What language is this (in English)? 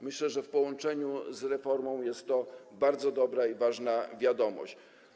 Polish